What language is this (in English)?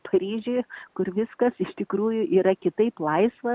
Lithuanian